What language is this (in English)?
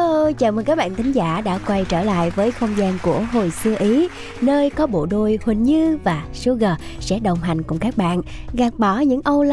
Vietnamese